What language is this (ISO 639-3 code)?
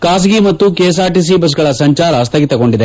kan